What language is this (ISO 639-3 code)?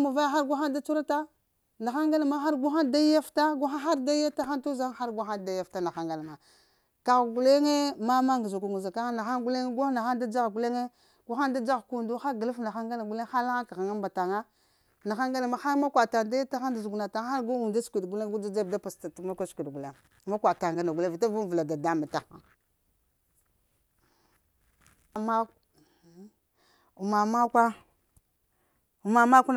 hia